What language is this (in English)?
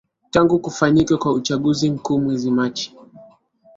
Swahili